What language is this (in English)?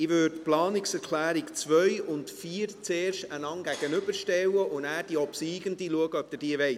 Swiss German